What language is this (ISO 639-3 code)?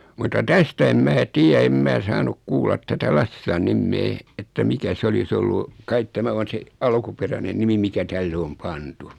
fin